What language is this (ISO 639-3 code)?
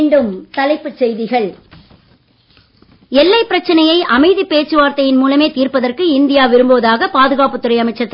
tam